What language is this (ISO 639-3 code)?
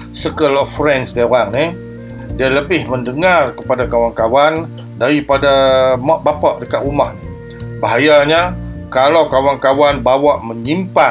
msa